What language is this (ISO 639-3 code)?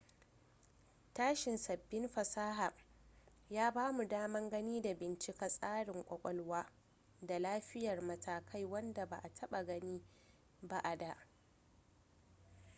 hau